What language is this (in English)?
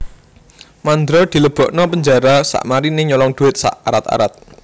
Javanese